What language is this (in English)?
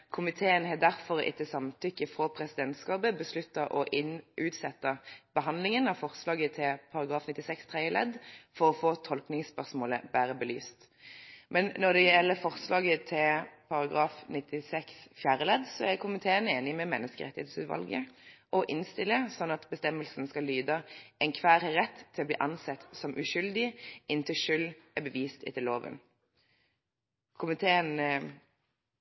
Norwegian Bokmål